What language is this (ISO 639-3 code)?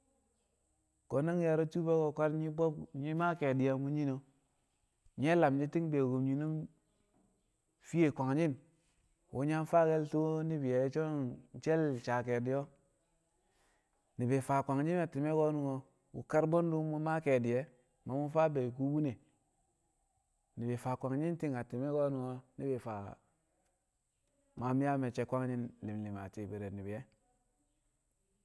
kcq